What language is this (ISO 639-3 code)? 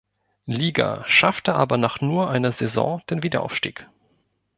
deu